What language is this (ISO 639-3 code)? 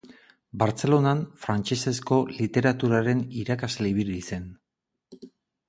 eus